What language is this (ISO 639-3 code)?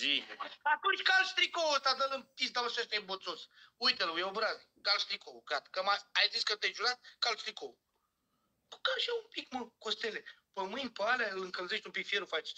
ron